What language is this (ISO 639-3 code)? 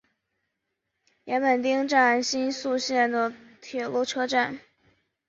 zho